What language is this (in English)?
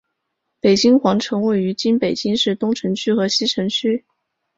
Chinese